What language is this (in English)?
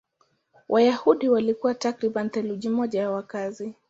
Swahili